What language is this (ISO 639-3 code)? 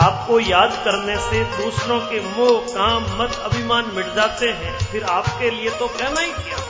hin